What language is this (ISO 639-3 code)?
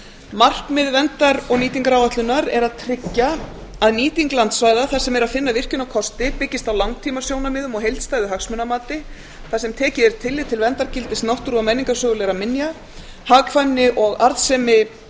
isl